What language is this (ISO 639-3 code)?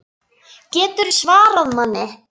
isl